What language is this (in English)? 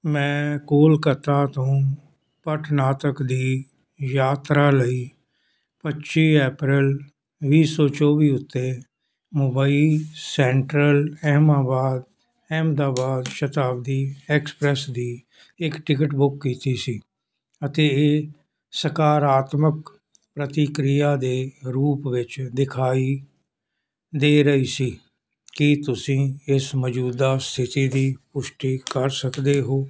Punjabi